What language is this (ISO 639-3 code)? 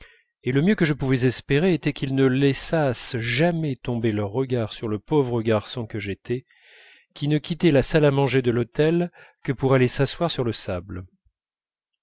fra